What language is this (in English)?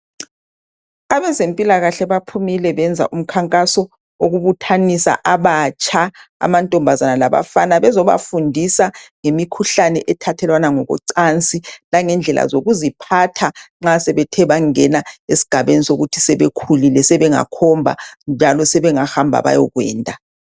North Ndebele